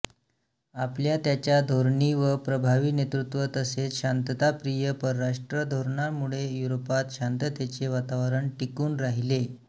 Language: Marathi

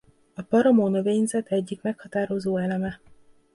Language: Hungarian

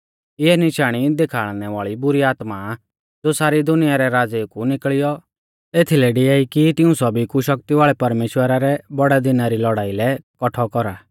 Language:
Mahasu Pahari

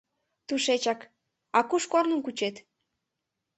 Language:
Mari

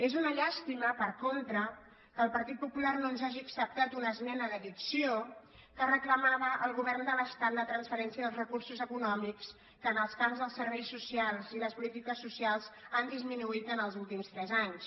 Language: Catalan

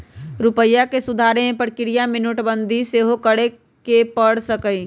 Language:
Magahi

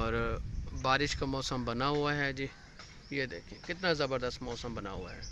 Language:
Urdu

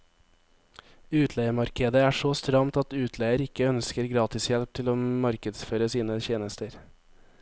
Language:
Norwegian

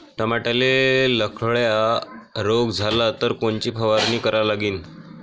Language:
Marathi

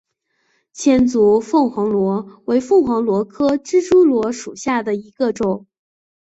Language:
Chinese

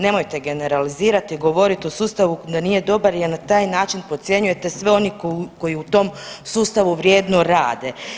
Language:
Croatian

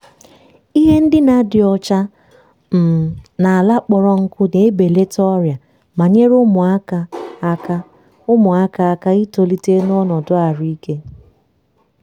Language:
Igbo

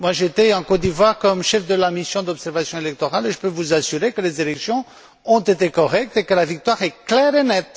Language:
French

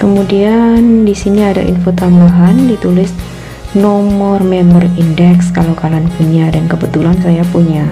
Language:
Indonesian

